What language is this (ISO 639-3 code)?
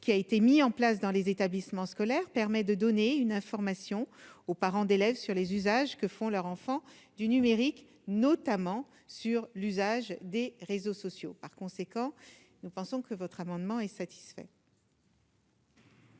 fra